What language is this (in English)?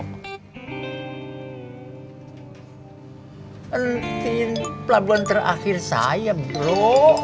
Indonesian